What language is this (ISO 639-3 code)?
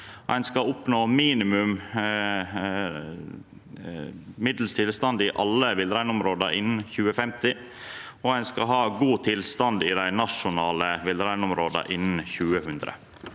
nor